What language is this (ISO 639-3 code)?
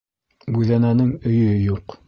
bak